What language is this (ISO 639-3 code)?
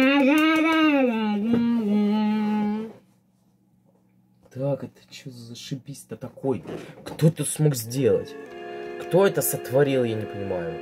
rus